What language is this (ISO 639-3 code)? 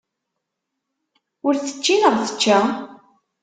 kab